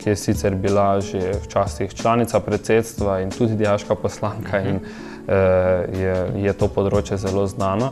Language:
Romanian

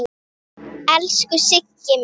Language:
Icelandic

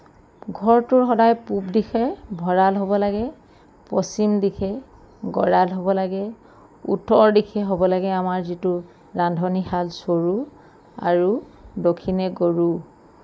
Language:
Assamese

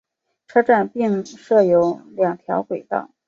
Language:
Chinese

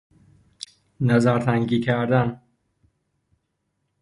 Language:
Persian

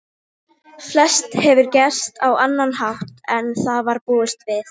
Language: Icelandic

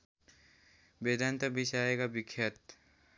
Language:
Nepali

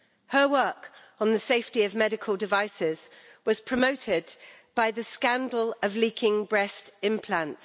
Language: English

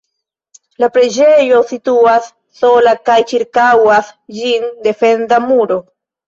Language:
Esperanto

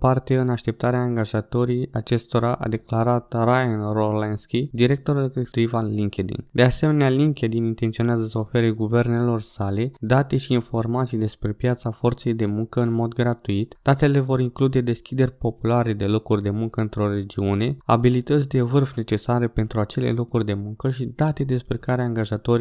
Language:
Romanian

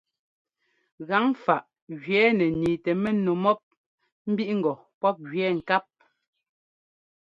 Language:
Ngomba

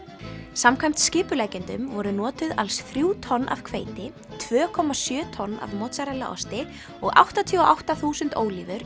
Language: Icelandic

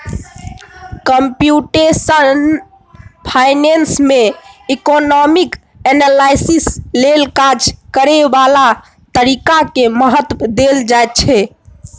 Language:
Maithili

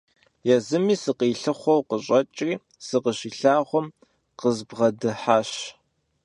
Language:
Kabardian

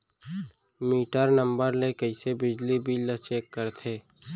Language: Chhattisgarhi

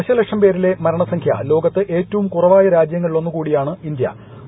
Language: Malayalam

